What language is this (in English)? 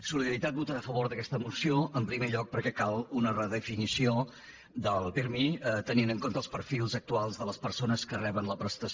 Catalan